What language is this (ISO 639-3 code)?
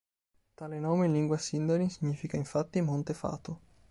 ita